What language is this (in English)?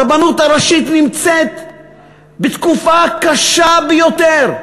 Hebrew